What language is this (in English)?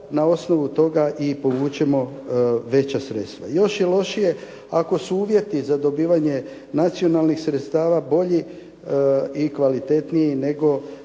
Croatian